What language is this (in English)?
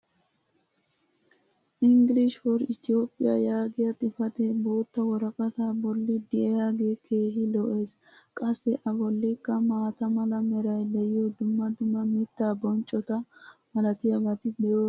Wolaytta